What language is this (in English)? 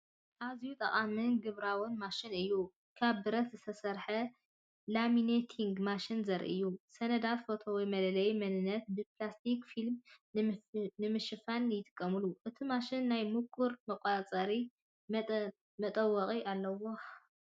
Tigrinya